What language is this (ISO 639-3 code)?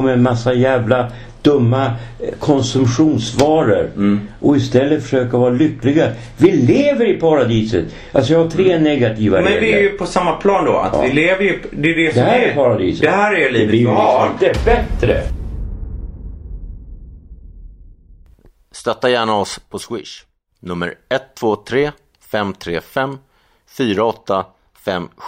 swe